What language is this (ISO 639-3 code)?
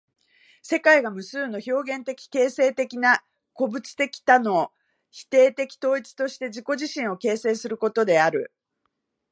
jpn